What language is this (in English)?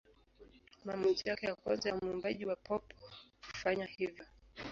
Swahili